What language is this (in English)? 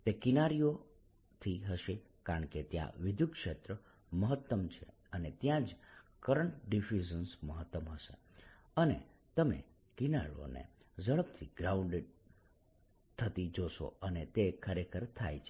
Gujarati